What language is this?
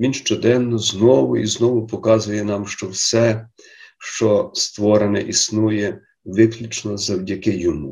Ukrainian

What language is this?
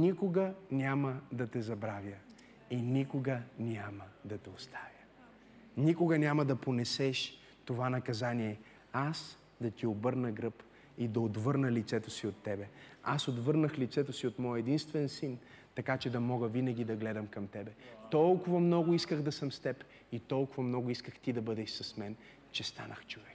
Bulgarian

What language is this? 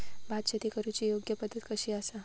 Marathi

